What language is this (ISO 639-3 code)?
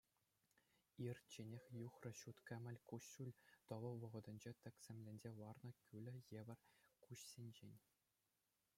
chv